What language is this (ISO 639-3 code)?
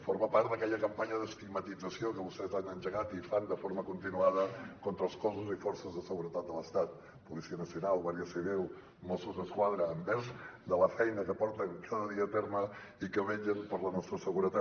cat